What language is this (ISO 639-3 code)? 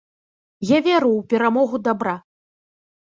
bel